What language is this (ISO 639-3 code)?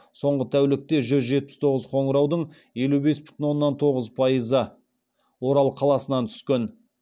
kaz